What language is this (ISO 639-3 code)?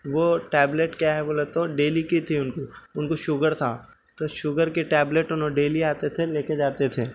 urd